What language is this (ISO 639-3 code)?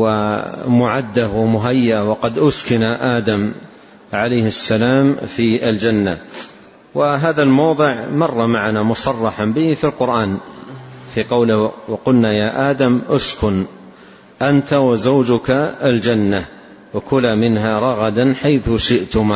ara